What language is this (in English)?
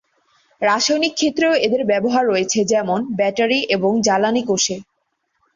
Bangla